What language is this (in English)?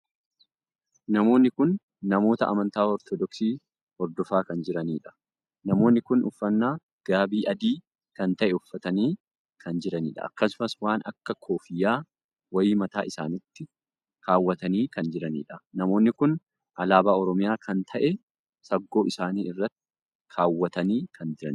Oromo